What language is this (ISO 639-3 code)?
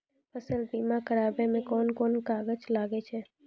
mai